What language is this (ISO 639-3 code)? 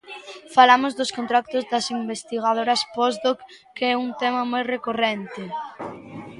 glg